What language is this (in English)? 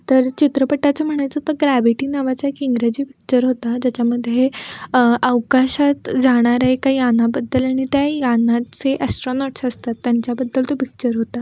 Marathi